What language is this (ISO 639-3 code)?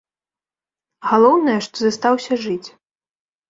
bel